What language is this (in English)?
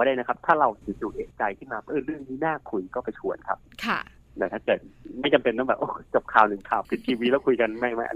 Thai